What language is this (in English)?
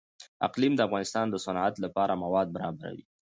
Pashto